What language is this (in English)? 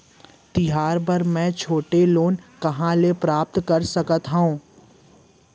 Chhattisgarhi